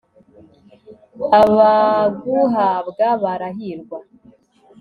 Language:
Kinyarwanda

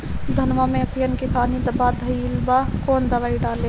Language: Bhojpuri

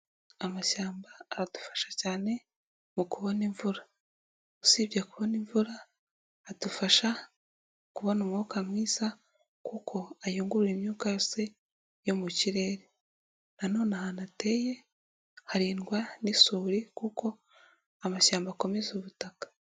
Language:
Kinyarwanda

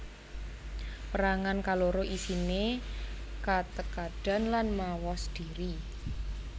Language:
Javanese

